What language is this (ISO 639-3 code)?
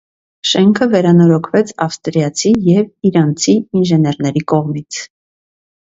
hye